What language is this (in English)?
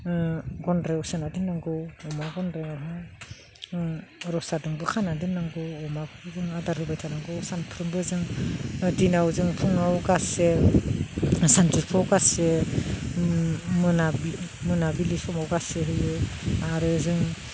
Bodo